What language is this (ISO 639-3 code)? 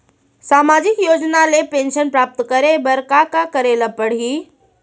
hne